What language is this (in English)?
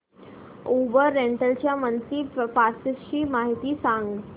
Marathi